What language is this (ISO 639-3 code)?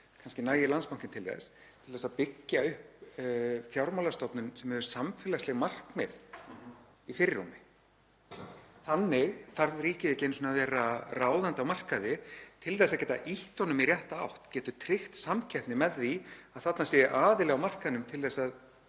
isl